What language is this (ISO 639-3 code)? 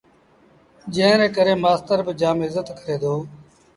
sbn